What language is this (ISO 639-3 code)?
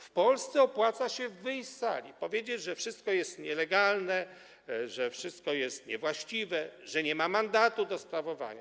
pol